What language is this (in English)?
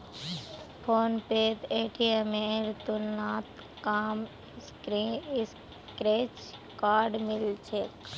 Magahi